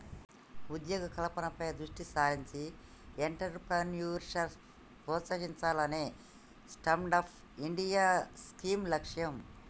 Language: Telugu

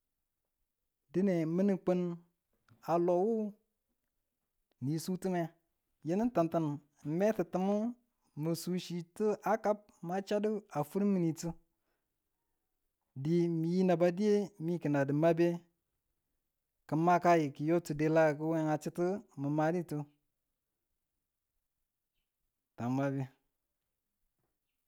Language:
Tula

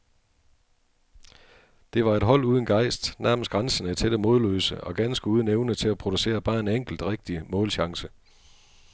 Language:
Danish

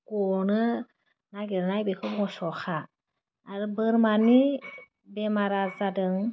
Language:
Bodo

